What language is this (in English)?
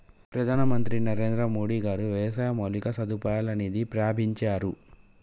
Telugu